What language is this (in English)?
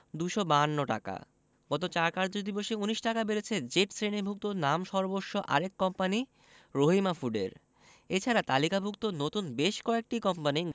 Bangla